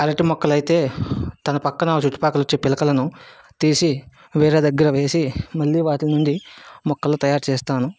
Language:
Telugu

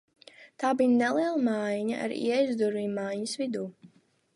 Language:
Latvian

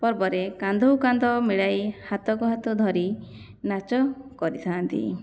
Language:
Odia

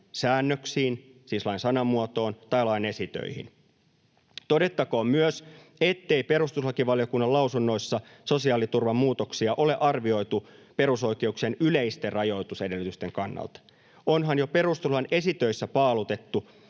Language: Finnish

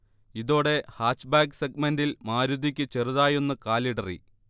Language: Malayalam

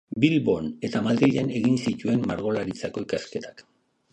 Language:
Basque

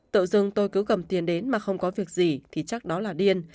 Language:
Vietnamese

